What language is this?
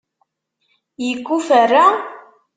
Kabyle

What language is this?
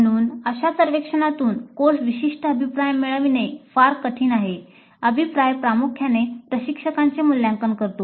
Marathi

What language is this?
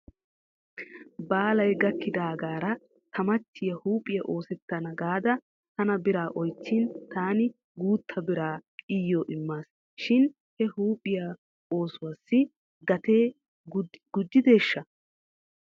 Wolaytta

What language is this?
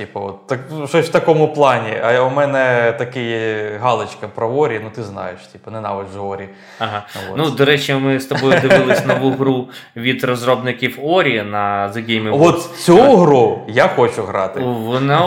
Ukrainian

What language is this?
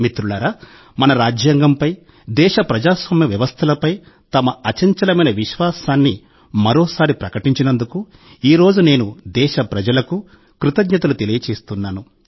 Telugu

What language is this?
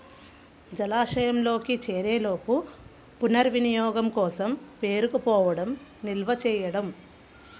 Telugu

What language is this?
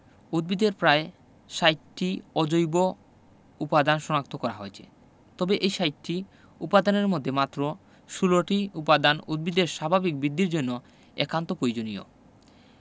Bangla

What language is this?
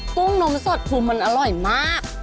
Thai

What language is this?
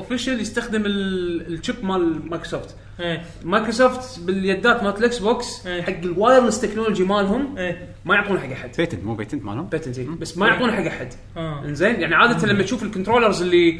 Arabic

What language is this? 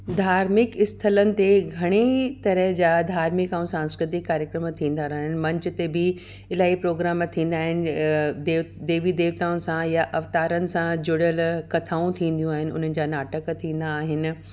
Sindhi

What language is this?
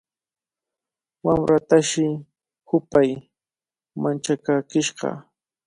Cajatambo North Lima Quechua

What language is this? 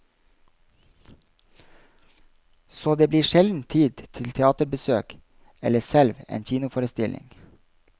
Norwegian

